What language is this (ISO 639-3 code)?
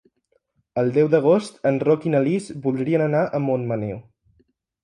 cat